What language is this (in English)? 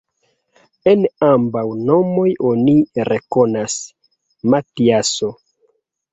Esperanto